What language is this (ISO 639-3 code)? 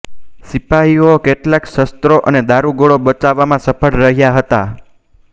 guj